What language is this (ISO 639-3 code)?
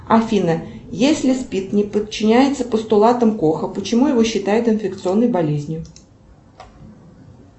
rus